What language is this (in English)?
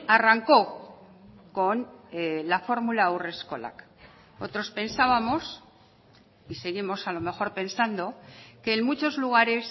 Spanish